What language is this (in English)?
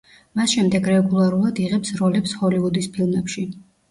Georgian